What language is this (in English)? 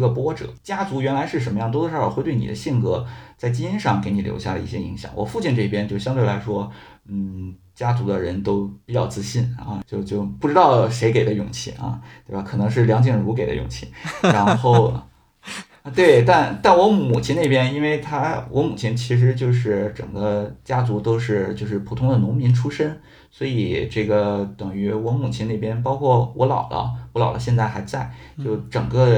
Chinese